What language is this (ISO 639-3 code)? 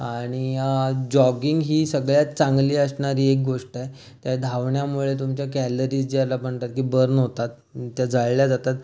mar